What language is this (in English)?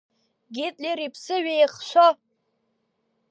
Abkhazian